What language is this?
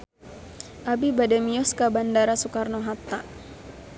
Sundanese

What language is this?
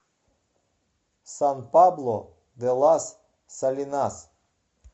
Russian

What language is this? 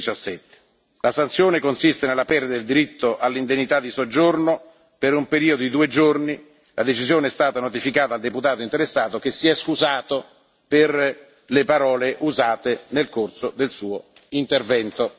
Italian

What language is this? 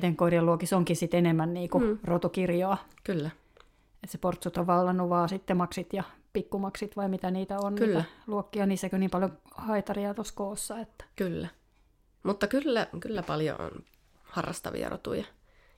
Finnish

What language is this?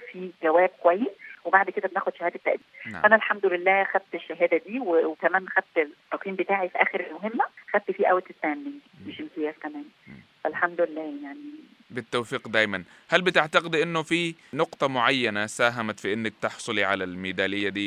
Arabic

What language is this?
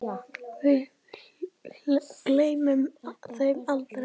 Icelandic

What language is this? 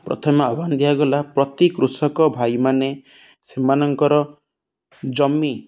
Odia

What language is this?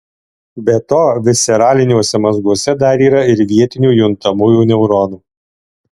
Lithuanian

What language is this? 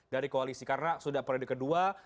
Indonesian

